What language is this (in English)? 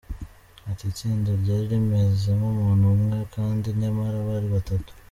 Kinyarwanda